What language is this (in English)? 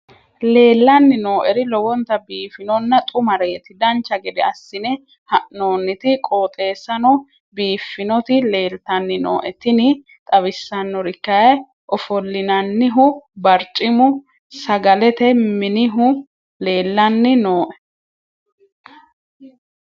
Sidamo